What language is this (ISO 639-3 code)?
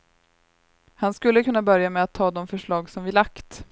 swe